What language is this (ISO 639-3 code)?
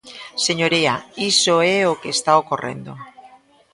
glg